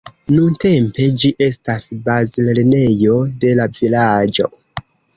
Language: Esperanto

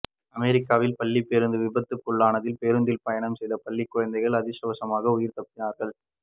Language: Tamil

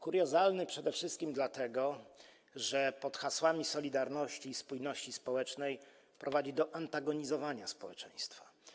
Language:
Polish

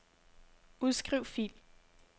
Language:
Danish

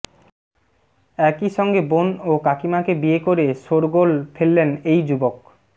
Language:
Bangla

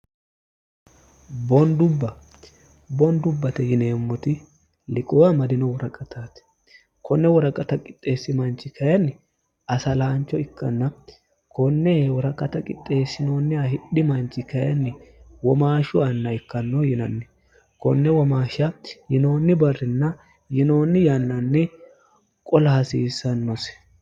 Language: Sidamo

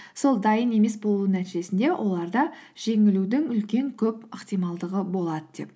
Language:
Kazakh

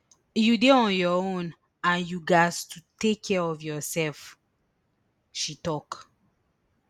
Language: Nigerian Pidgin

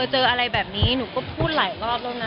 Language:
Thai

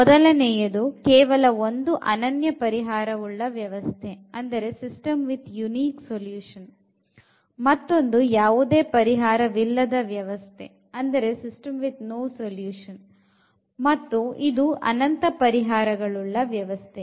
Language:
Kannada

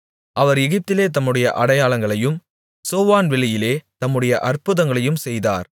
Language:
Tamil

